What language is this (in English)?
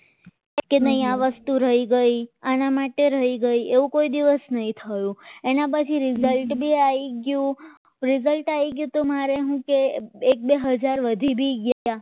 Gujarati